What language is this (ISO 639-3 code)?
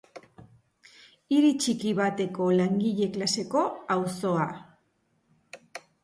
eus